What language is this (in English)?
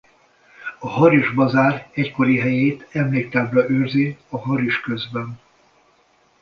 Hungarian